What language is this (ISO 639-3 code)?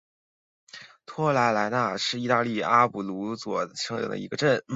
zho